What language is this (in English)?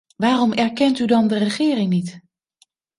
Dutch